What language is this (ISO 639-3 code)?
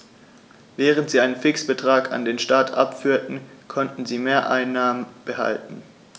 deu